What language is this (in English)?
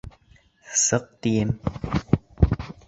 Bashkir